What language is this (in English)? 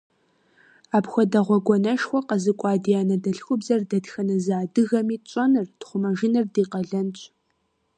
Kabardian